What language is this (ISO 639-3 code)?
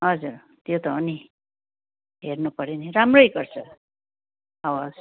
nep